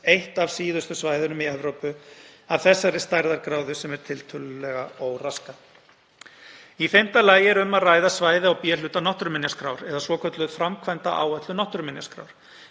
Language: Icelandic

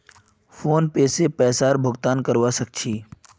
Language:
Magahi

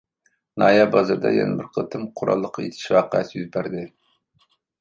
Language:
Uyghur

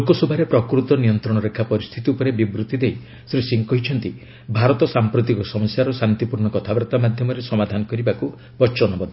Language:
Odia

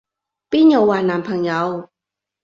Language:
Cantonese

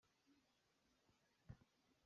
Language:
Hakha Chin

